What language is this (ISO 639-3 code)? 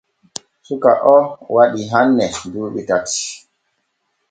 fue